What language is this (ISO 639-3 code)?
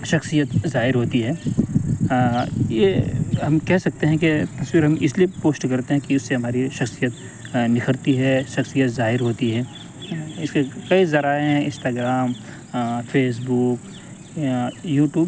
urd